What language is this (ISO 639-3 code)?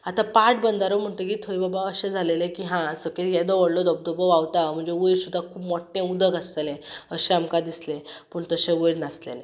kok